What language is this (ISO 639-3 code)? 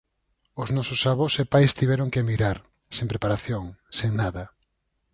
glg